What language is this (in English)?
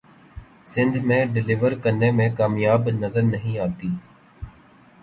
Urdu